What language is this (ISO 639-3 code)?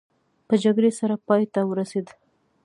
pus